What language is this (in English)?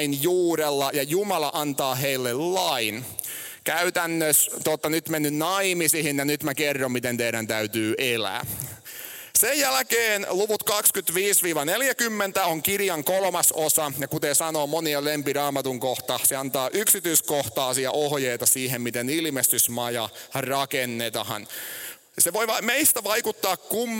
Finnish